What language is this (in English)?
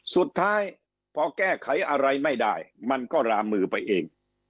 Thai